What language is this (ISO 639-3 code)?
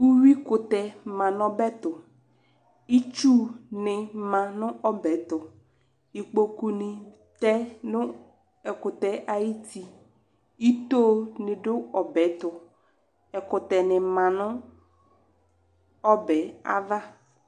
kpo